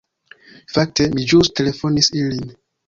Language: Esperanto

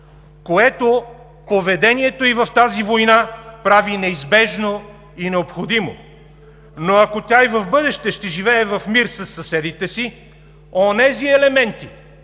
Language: Bulgarian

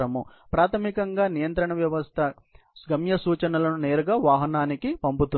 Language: Telugu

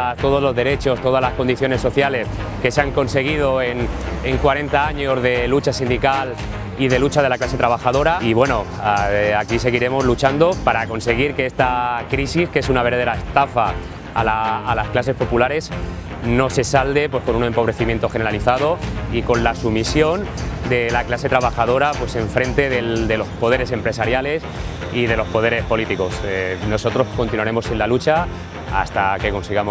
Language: Spanish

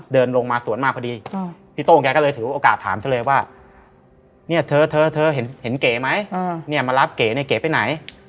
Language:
Thai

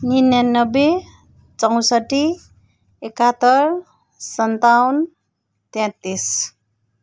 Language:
Nepali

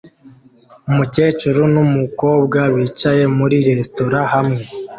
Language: Kinyarwanda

